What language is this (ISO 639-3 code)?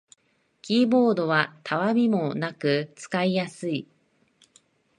jpn